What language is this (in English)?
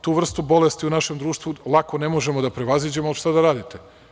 Serbian